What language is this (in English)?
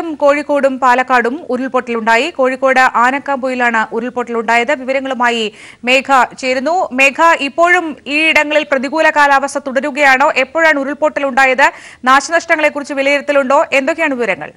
Malayalam